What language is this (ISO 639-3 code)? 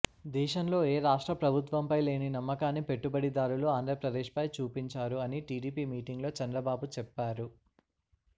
tel